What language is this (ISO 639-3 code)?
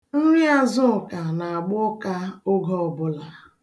ibo